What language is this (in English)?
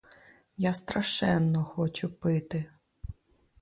Ukrainian